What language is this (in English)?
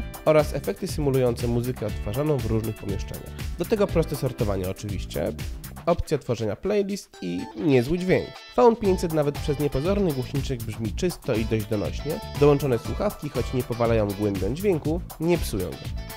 Polish